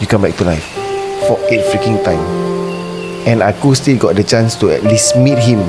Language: Malay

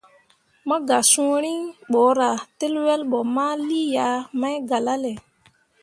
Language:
Mundang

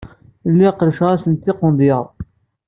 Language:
Kabyle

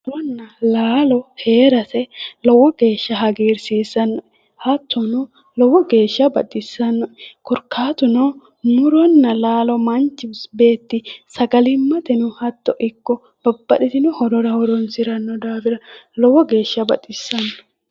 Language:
Sidamo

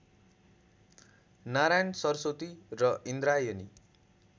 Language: Nepali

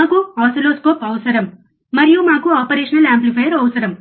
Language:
Telugu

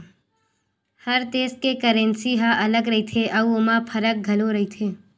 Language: Chhattisgarhi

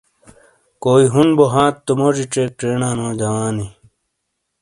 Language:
Shina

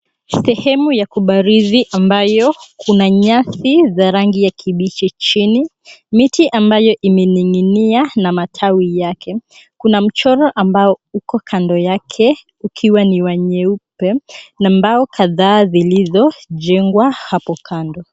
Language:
Swahili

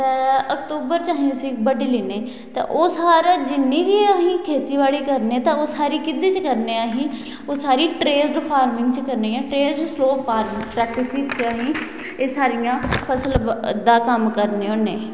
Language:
Dogri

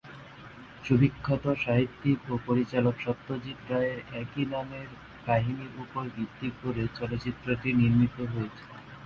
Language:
Bangla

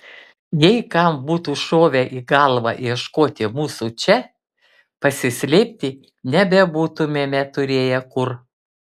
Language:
Lithuanian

